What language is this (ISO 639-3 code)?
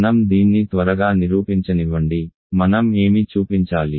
tel